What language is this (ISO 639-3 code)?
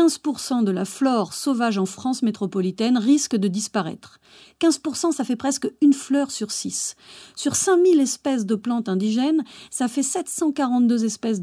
fra